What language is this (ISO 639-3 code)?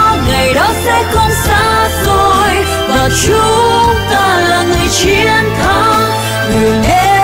vie